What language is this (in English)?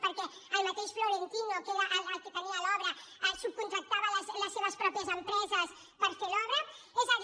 Catalan